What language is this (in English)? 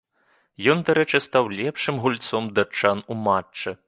Belarusian